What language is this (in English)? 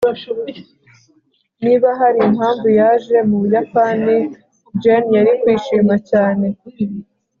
Kinyarwanda